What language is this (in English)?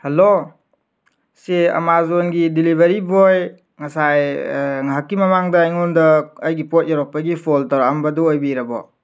Manipuri